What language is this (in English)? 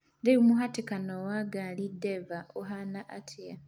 Kikuyu